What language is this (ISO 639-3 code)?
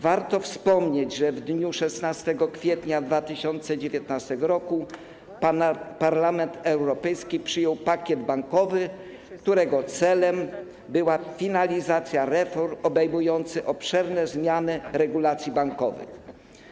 pol